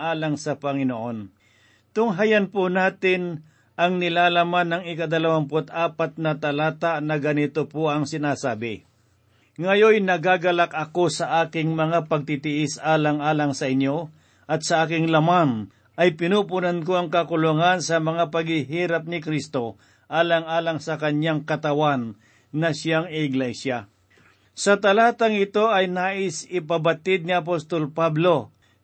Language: Filipino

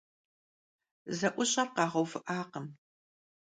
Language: Kabardian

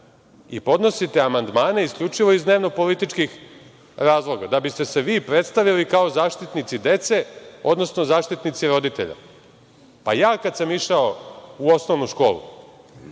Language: Serbian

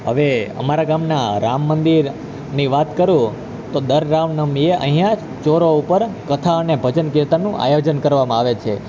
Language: Gujarati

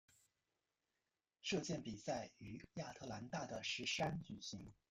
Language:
Chinese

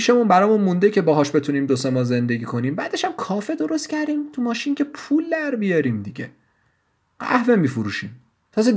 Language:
Persian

